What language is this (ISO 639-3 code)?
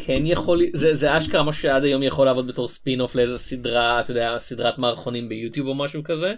heb